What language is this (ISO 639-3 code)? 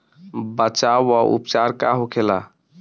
bho